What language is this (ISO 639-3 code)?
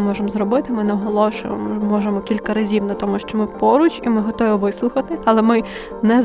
ukr